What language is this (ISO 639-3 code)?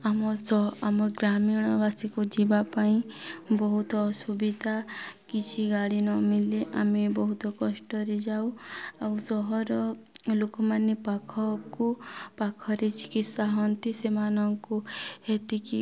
ori